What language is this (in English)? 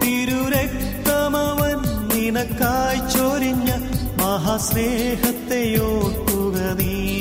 Malayalam